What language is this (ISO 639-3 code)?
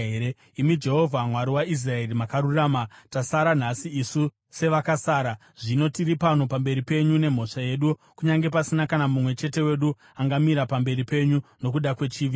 sna